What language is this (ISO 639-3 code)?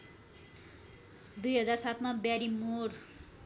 nep